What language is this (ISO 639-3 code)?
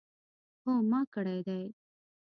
pus